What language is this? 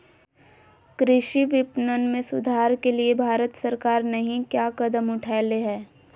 Magahi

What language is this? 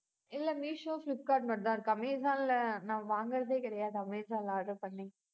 Tamil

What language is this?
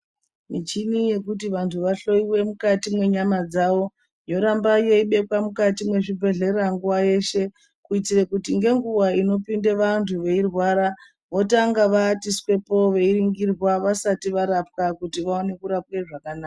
Ndau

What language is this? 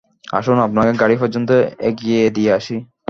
Bangla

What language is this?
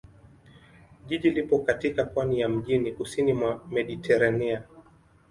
Swahili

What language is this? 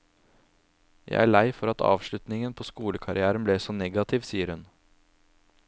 Norwegian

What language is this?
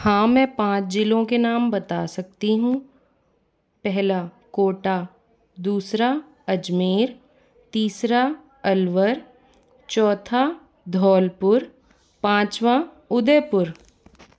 Hindi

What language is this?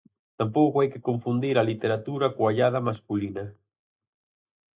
Galician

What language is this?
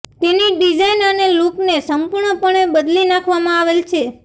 Gujarati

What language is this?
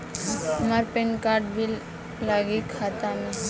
Bhojpuri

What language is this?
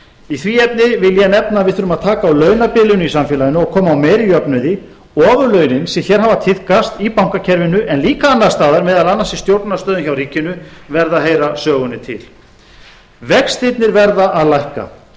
Icelandic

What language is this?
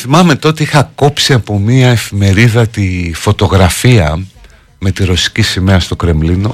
Greek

